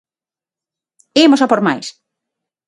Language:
Galician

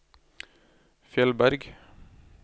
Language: Norwegian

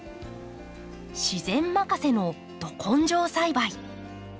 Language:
Japanese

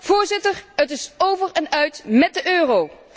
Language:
Dutch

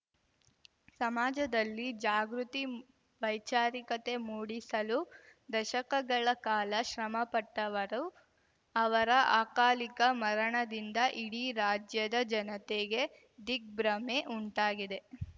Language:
Kannada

